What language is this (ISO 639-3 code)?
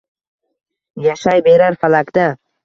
uzb